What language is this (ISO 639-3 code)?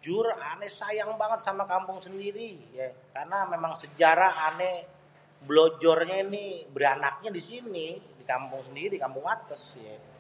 bew